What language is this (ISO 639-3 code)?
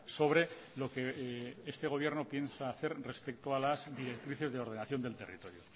spa